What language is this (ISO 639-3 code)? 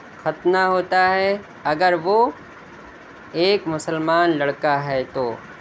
urd